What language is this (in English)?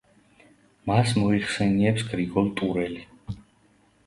Georgian